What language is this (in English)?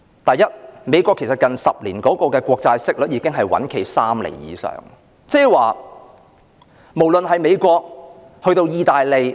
Cantonese